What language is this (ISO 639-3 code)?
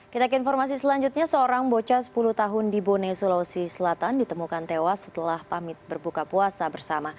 ind